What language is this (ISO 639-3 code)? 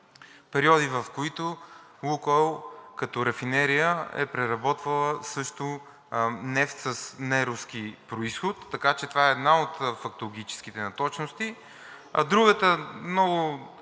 bul